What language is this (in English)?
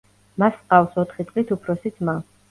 Georgian